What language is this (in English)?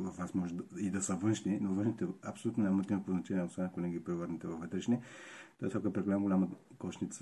Bulgarian